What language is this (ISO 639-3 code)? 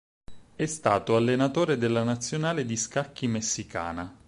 ita